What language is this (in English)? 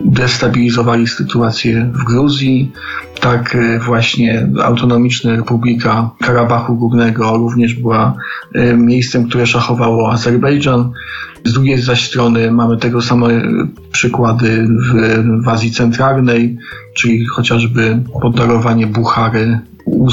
Polish